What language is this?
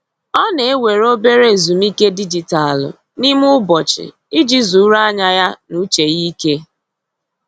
Igbo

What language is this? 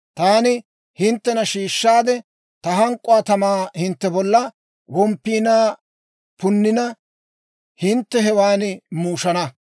Dawro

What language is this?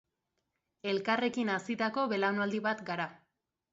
Basque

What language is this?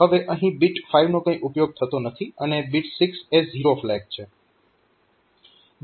Gujarati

